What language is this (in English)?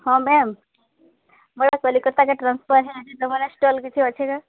Odia